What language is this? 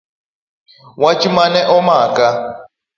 Luo (Kenya and Tanzania)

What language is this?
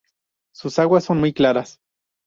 Spanish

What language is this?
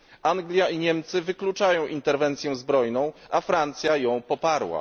Polish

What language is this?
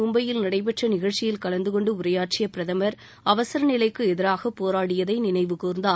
Tamil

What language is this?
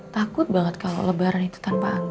Indonesian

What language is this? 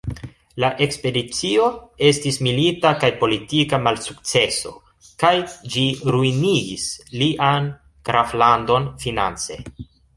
Esperanto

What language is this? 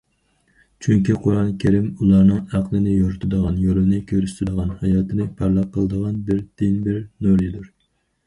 Uyghur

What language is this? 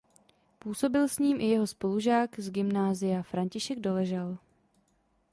Czech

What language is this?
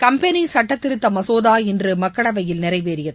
Tamil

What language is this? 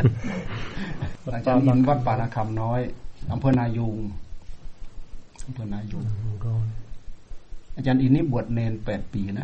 Thai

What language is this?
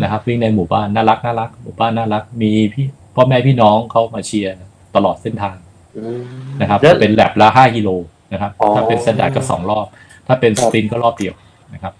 Thai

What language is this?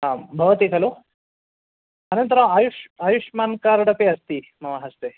Sanskrit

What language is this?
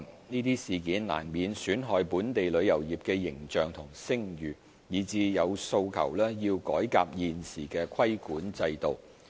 Cantonese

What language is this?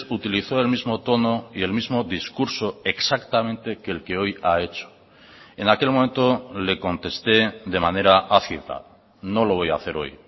Spanish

